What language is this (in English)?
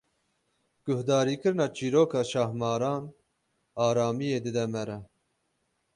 Kurdish